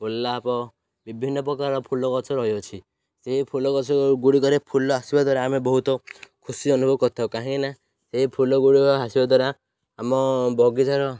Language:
Odia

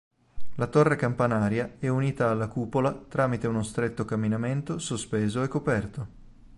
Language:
Italian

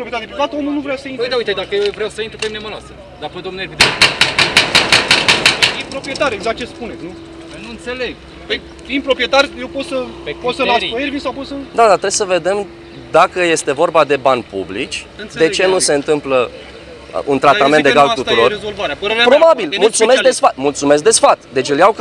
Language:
Romanian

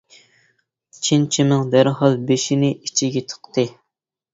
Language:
Uyghur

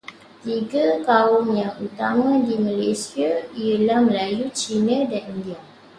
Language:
Malay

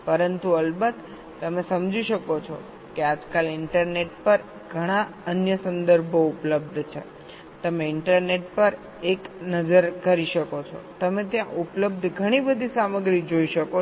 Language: Gujarati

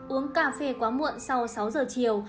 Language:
Vietnamese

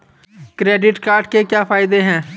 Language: Hindi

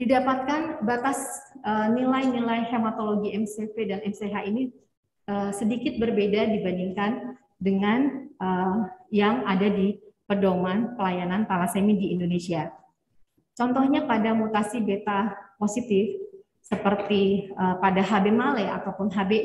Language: Indonesian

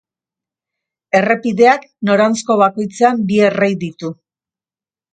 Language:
Basque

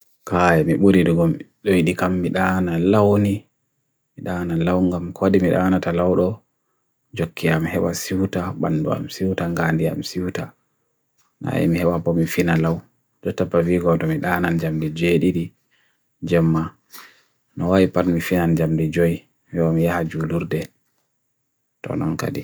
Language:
Bagirmi Fulfulde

